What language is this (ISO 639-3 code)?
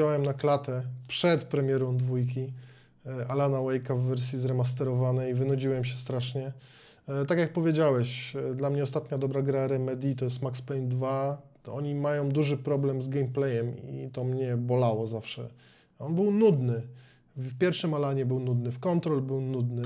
pol